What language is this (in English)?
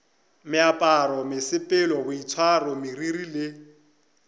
Northern Sotho